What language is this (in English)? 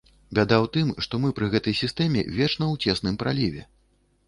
Belarusian